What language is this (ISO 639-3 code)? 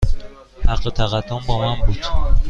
fas